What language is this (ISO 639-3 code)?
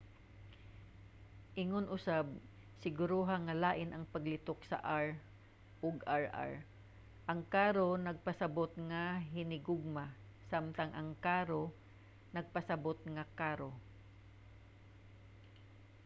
ceb